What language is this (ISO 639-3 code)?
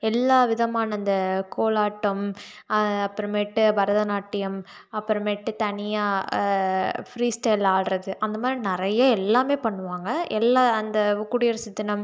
tam